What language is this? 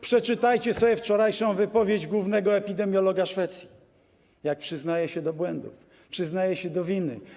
Polish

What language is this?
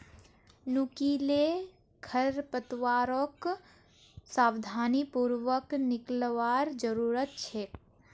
Magahi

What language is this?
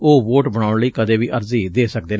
Punjabi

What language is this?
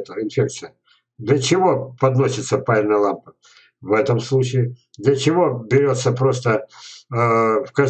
Russian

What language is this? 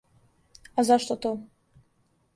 Serbian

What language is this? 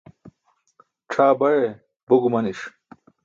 Burushaski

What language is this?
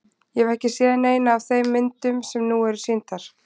Icelandic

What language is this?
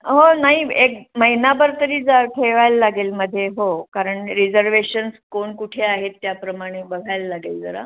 Marathi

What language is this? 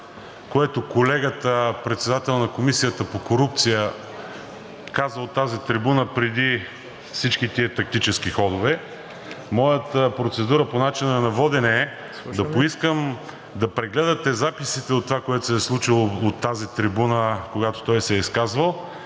Bulgarian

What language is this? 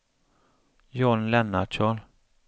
Swedish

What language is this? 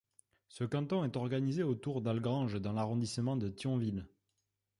French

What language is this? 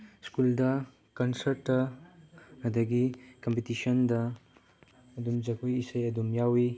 Manipuri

